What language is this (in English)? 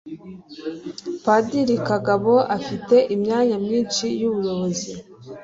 Kinyarwanda